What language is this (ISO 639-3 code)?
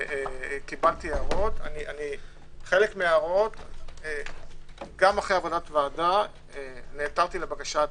heb